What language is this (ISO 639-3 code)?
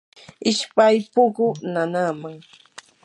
qur